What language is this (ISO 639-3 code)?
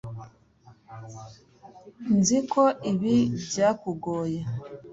kin